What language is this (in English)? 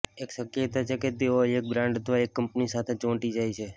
Gujarati